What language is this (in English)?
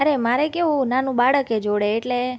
Gujarati